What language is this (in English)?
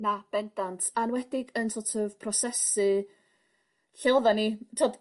Welsh